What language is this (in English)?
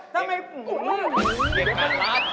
Thai